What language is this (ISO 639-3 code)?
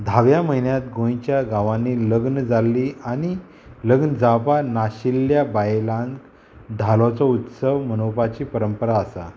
kok